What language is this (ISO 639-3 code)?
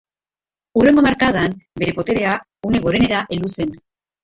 eus